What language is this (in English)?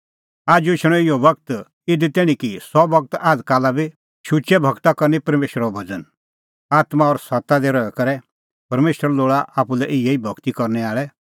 Kullu Pahari